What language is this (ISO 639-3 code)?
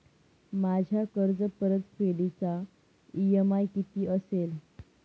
mar